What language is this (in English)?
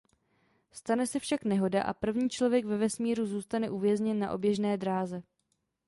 Czech